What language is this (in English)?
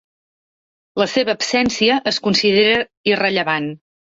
Catalan